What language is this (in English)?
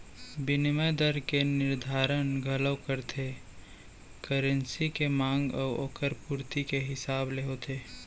Chhattisgarhi